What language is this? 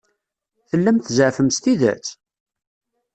Kabyle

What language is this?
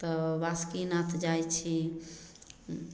Maithili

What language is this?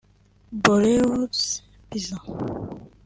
Kinyarwanda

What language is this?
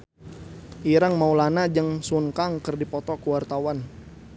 Sundanese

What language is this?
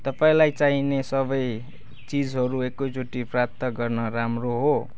Nepali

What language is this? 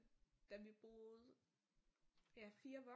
Danish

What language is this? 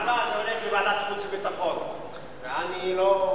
Hebrew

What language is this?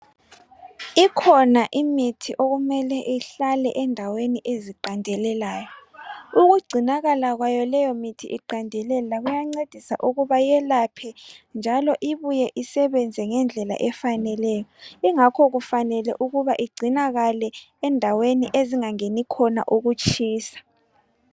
North Ndebele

